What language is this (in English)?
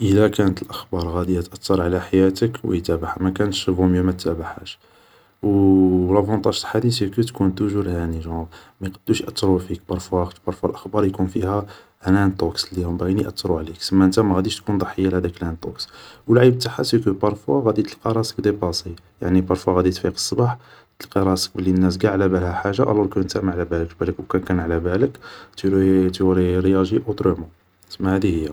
Algerian Arabic